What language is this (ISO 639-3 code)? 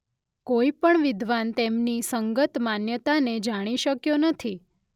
guj